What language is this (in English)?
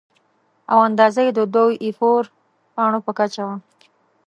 Pashto